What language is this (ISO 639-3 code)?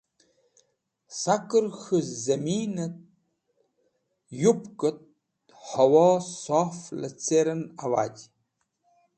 wbl